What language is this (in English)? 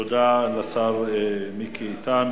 Hebrew